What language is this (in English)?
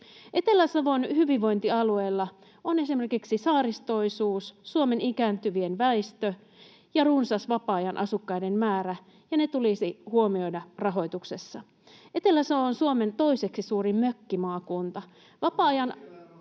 Finnish